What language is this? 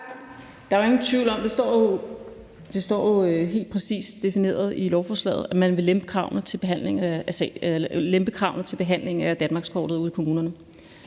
Danish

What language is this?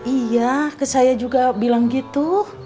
Indonesian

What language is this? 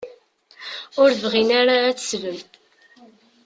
Kabyle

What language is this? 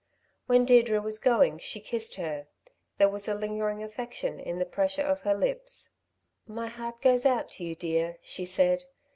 English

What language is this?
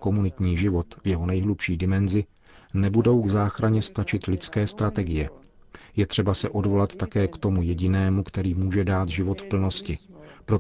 Czech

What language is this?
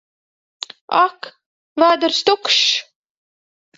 Latvian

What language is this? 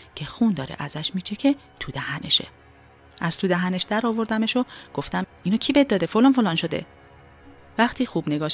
Persian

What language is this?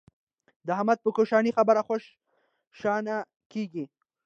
Pashto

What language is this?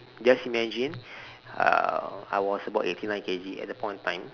English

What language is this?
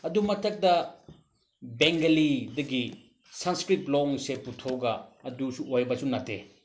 Manipuri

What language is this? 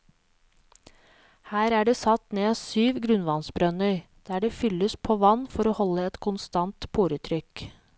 Norwegian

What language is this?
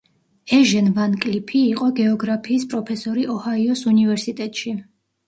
Georgian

